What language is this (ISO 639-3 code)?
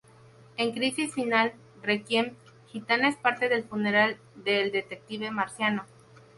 spa